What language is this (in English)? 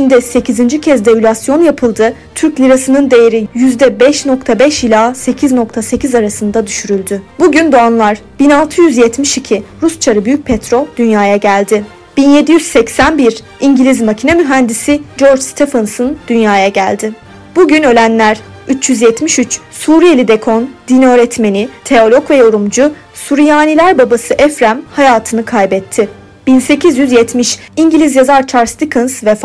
Turkish